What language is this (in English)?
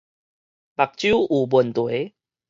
Min Nan Chinese